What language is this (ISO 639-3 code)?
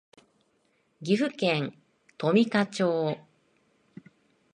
jpn